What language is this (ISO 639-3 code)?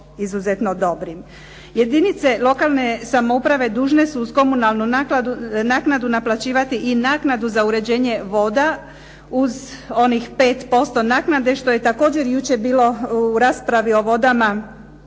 hrv